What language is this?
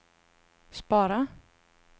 Swedish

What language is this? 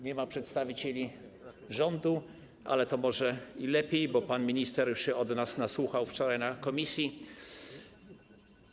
Polish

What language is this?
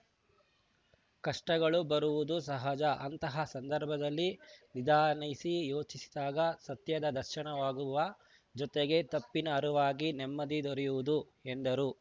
Kannada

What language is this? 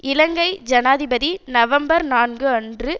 Tamil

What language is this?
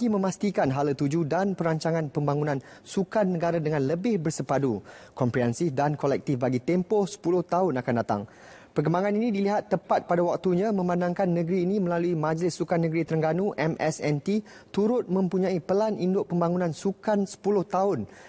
Malay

